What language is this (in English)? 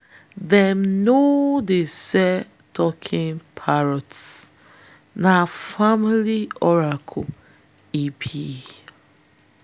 Nigerian Pidgin